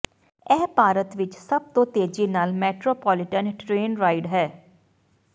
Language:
Punjabi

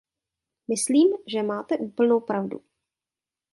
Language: Czech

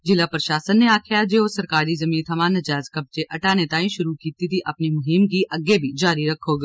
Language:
Dogri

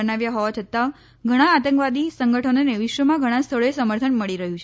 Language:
Gujarati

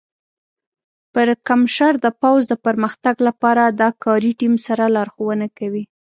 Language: Pashto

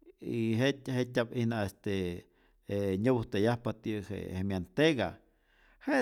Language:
Rayón Zoque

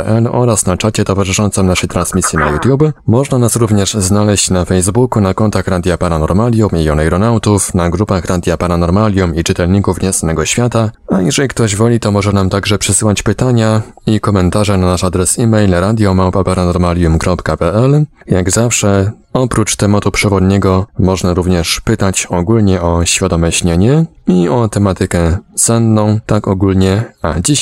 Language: Polish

